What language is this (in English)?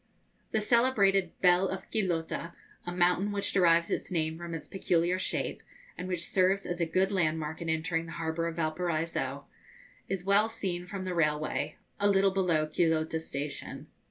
English